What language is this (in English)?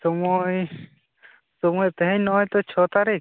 Santali